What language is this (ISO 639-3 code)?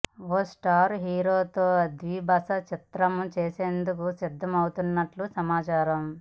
tel